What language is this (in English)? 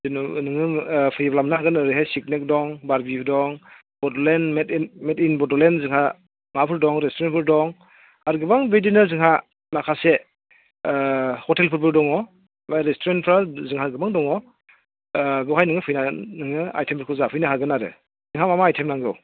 Bodo